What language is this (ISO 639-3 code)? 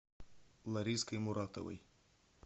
rus